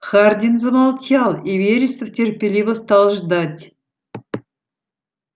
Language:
Russian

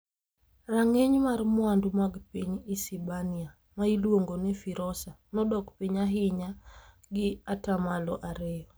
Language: Luo (Kenya and Tanzania)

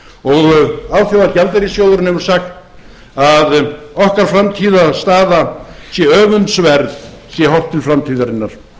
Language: Icelandic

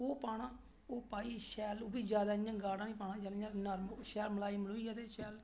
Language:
Dogri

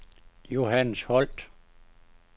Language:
Danish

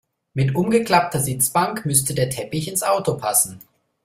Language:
German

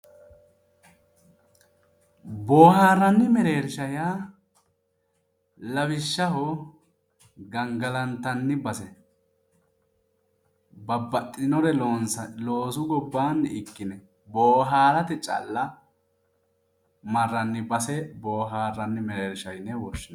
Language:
Sidamo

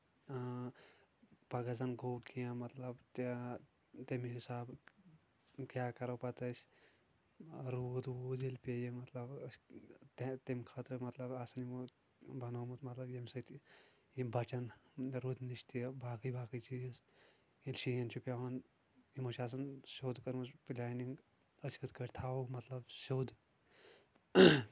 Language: Kashmiri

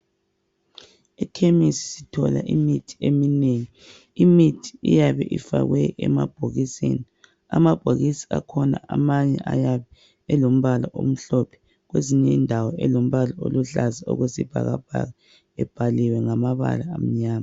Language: North Ndebele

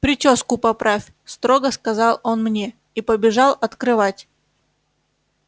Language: Russian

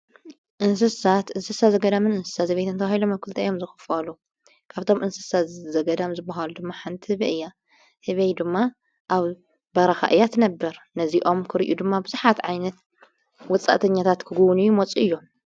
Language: Tigrinya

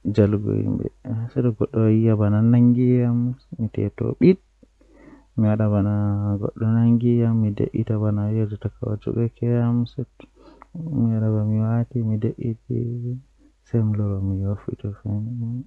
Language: Western Niger Fulfulde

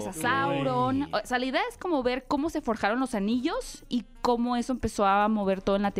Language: Spanish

